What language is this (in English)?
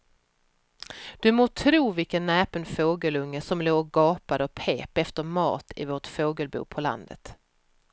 Swedish